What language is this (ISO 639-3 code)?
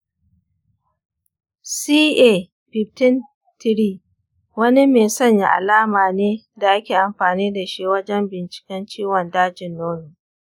hau